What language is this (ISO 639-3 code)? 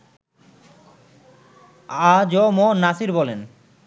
ben